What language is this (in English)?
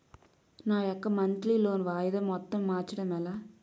Telugu